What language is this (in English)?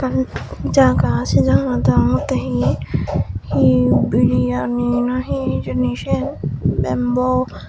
Chakma